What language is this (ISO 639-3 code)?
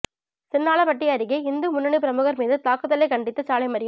tam